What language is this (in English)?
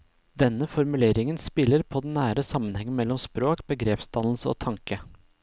Norwegian